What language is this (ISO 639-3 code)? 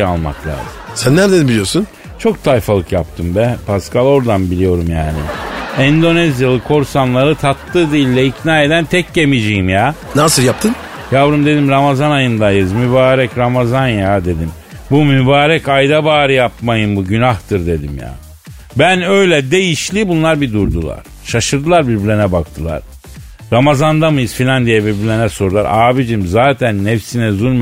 tur